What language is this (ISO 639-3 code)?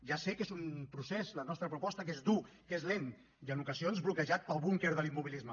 cat